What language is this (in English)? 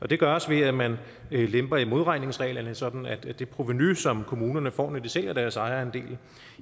Danish